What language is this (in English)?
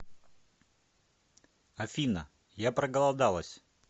Russian